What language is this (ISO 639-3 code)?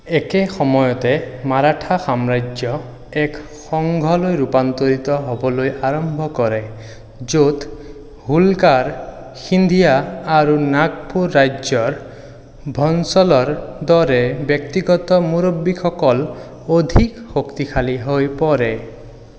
asm